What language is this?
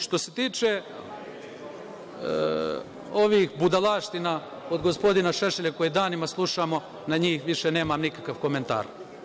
Serbian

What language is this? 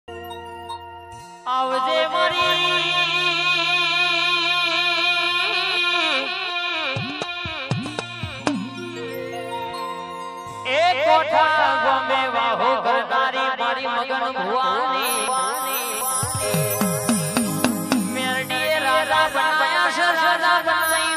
Arabic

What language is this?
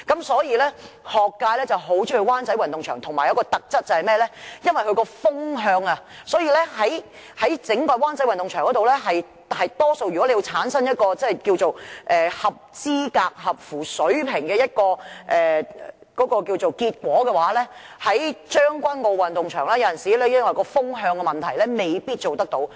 Cantonese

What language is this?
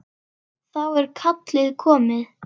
Icelandic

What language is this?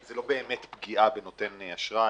Hebrew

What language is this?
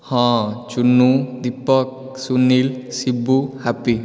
Odia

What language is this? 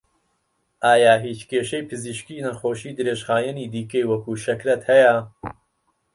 Central Kurdish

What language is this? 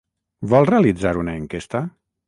Catalan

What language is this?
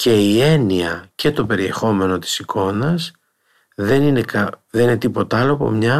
Greek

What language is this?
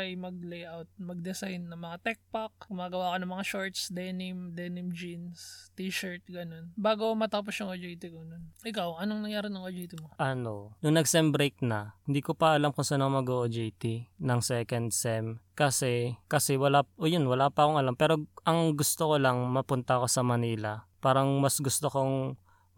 Filipino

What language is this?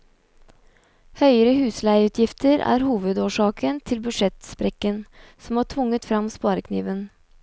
Norwegian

